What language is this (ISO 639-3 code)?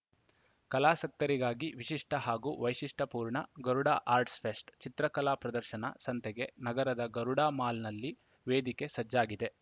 kan